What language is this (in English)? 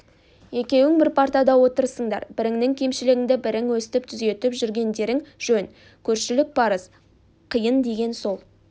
Kazakh